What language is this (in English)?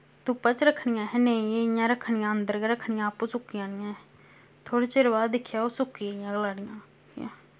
Dogri